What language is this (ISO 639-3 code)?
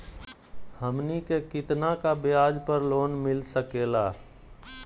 mag